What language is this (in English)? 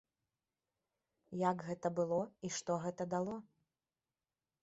Belarusian